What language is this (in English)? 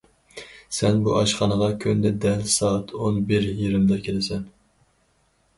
Uyghur